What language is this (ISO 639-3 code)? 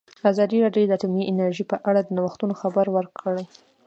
pus